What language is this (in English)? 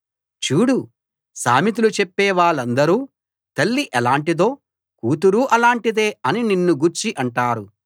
Telugu